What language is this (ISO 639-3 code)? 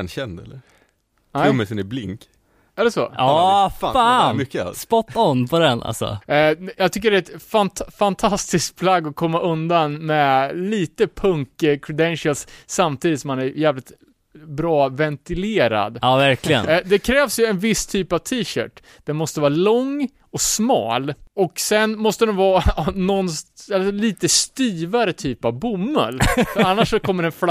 swe